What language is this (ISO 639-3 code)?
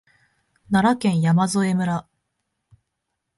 jpn